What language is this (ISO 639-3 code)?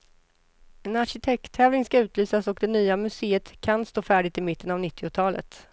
swe